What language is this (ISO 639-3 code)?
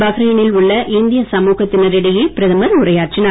tam